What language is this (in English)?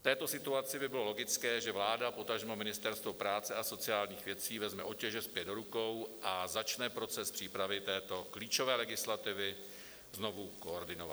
Czech